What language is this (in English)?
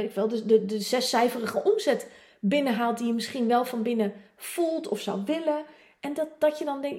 Dutch